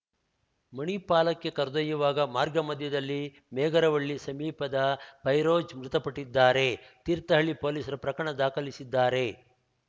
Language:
Kannada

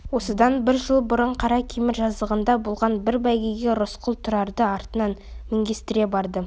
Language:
Kazakh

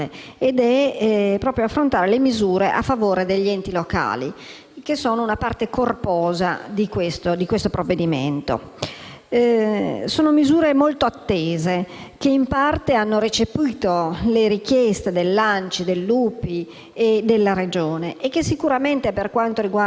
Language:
Italian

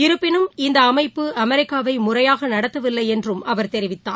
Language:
Tamil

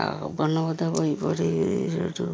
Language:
Odia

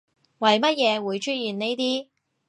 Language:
Cantonese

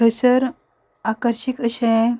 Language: Konkani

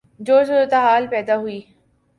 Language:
Urdu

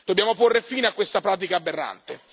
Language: Italian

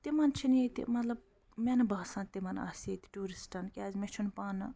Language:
Kashmiri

